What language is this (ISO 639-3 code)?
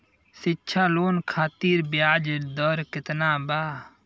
bho